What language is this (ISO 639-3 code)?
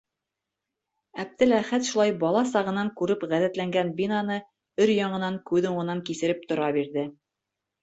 bak